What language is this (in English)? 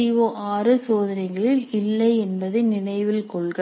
Tamil